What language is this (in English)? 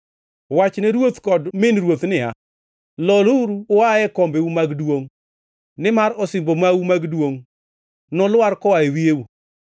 Luo (Kenya and Tanzania)